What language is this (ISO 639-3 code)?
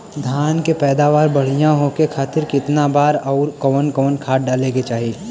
bho